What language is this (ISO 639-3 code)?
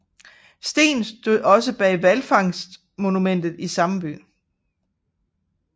dan